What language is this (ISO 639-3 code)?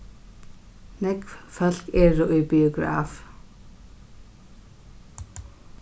fao